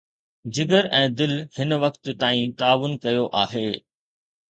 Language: Sindhi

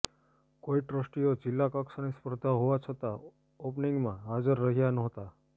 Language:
Gujarati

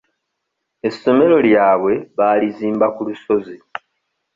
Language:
Ganda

